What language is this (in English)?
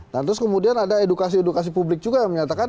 Indonesian